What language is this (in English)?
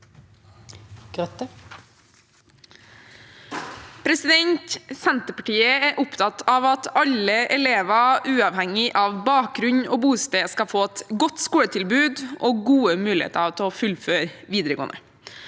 Norwegian